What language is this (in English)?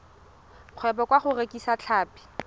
Tswana